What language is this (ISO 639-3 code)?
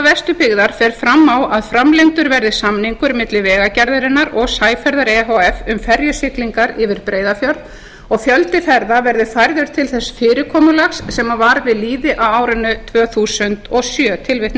isl